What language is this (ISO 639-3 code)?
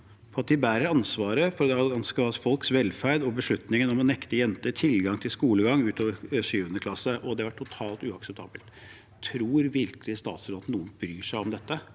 nor